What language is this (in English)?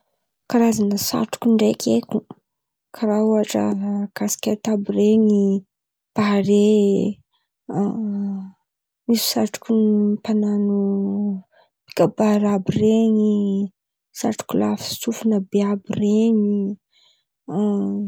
Antankarana Malagasy